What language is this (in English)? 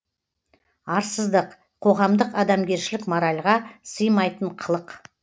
Kazakh